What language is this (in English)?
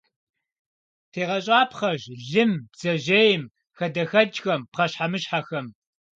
Kabardian